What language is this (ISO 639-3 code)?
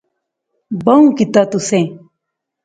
phr